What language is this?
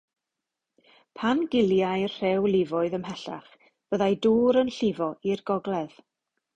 Welsh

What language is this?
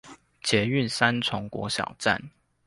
Chinese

